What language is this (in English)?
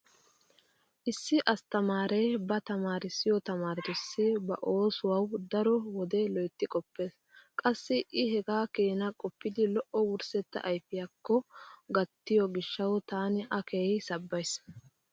Wolaytta